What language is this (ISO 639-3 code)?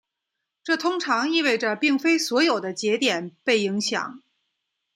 zho